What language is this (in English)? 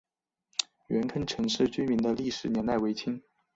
Chinese